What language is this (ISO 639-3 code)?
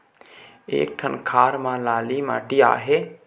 hne